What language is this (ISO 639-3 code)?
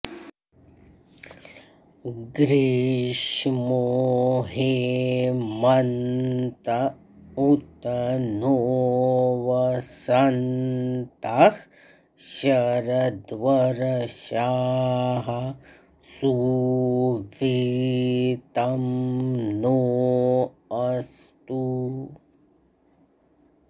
san